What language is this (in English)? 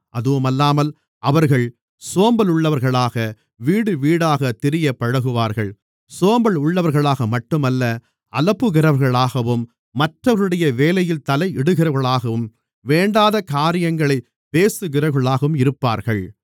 Tamil